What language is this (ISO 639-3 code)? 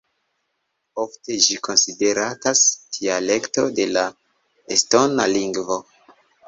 epo